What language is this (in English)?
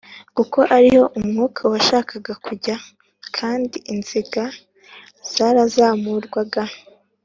Kinyarwanda